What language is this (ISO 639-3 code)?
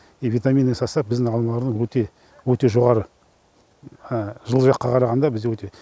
kaz